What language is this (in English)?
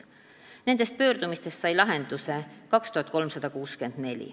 Estonian